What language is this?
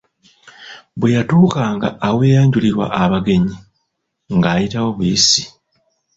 Ganda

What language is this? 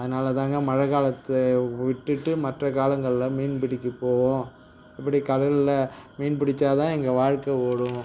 Tamil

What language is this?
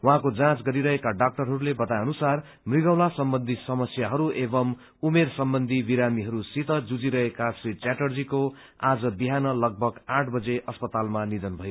Nepali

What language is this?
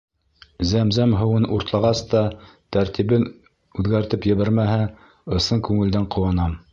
Bashkir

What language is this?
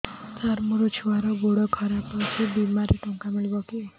Odia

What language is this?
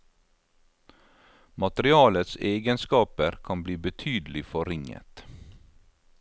Norwegian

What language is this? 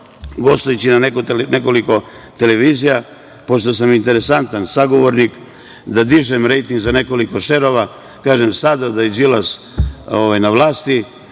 Serbian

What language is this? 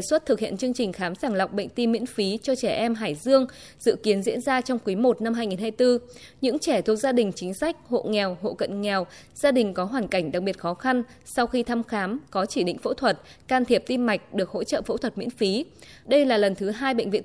Vietnamese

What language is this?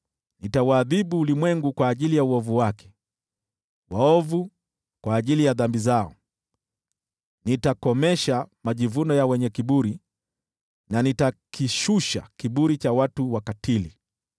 Swahili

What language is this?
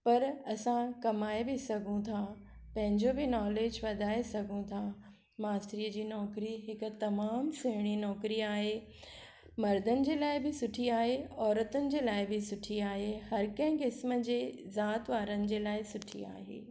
Sindhi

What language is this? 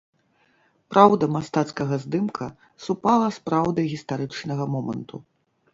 Belarusian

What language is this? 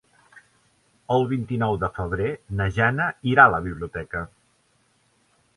Catalan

